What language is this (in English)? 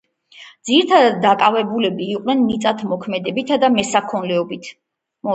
Georgian